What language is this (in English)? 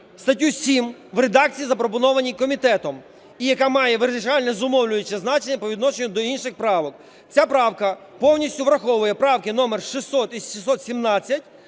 Ukrainian